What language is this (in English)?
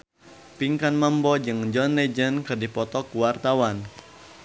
Sundanese